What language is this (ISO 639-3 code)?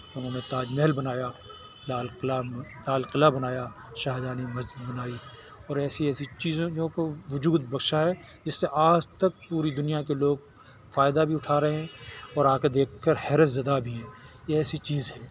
urd